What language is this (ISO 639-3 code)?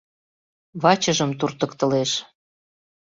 chm